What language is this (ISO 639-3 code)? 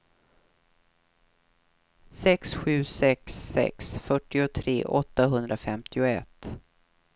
swe